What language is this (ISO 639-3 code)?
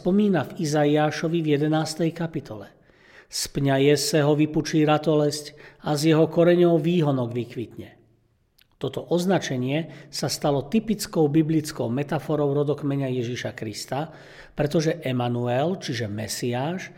slk